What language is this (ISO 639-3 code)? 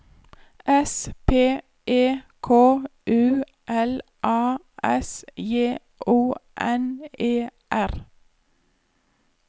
nor